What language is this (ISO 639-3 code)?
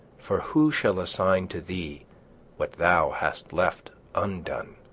eng